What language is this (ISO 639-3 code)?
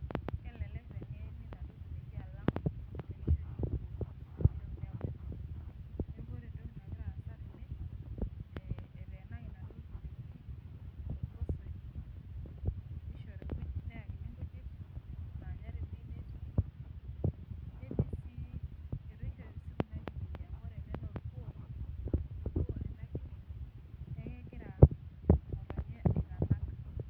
mas